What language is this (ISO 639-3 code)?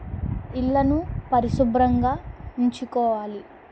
tel